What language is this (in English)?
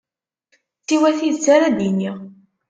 Kabyle